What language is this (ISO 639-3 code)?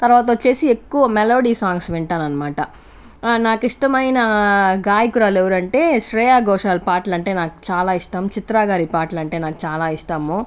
tel